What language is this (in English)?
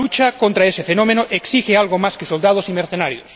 Spanish